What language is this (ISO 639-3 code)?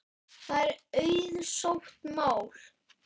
isl